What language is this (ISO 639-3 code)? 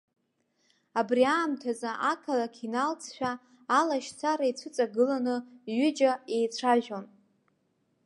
abk